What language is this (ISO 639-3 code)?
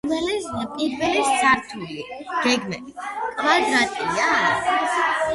kat